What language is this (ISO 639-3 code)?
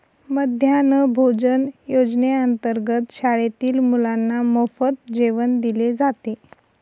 mar